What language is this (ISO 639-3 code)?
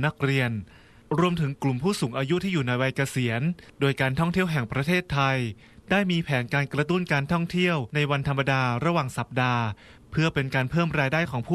tha